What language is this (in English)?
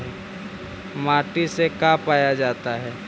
Magahi